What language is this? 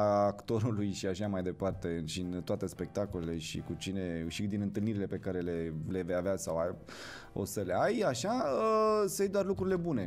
Romanian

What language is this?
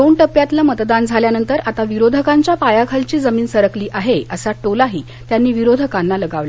Marathi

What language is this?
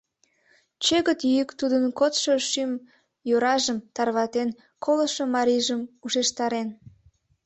Mari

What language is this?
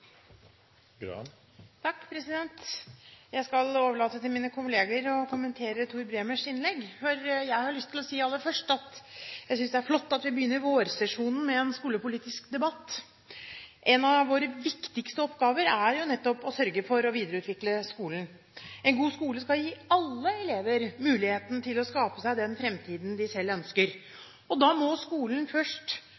Norwegian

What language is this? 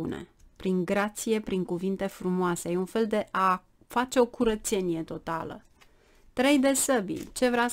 Romanian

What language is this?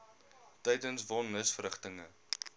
Afrikaans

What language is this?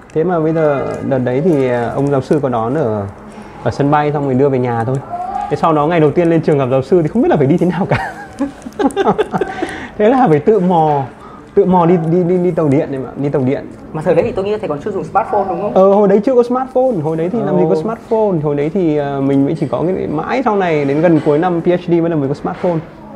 Vietnamese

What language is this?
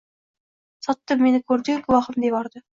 Uzbek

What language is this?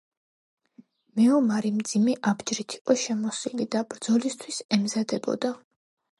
Georgian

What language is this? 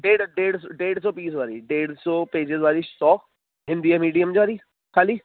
Sindhi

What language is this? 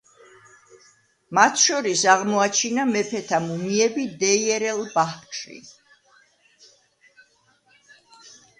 Georgian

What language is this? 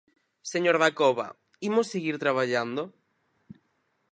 Galician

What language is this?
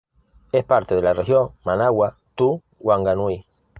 Spanish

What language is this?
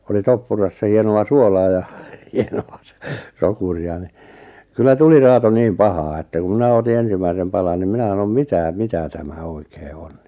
Finnish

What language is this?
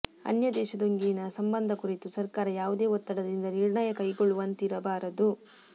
Kannada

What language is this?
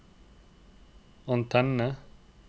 Norwegian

